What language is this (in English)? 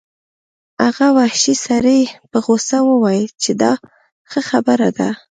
Pashto